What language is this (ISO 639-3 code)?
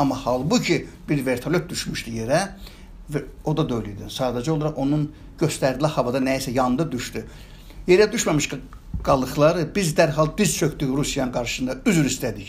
tur